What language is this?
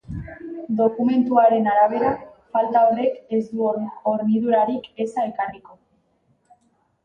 Basque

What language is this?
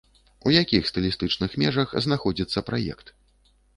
Belarusian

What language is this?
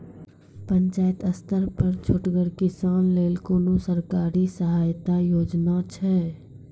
Maithili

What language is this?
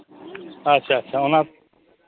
Santali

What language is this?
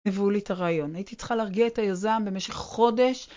Hebrew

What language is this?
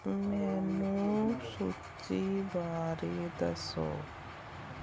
Punjabi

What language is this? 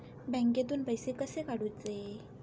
Marathi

